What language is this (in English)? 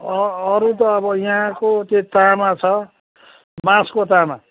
Nepali